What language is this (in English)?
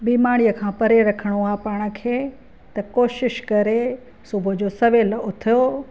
Sindhi